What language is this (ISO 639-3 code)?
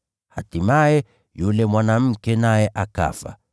swa